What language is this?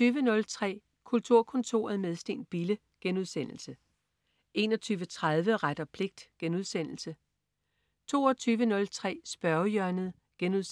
Danish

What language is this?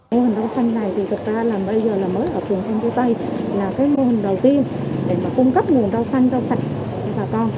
Vietnamese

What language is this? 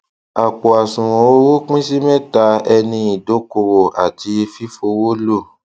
Yoruba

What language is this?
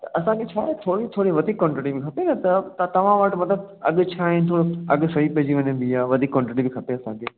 Sindhi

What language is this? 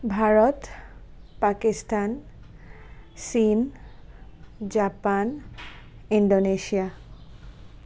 Assamese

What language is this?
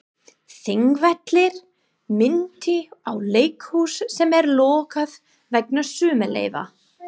Icelandic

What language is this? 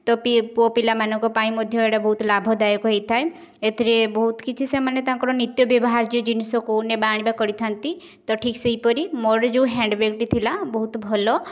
Odia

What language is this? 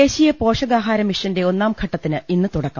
Malayalam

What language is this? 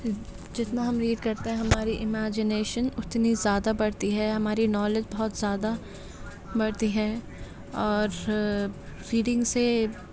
Urdu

